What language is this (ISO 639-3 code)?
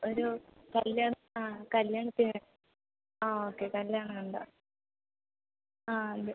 mal